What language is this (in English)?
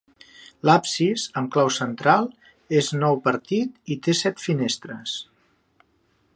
Catalan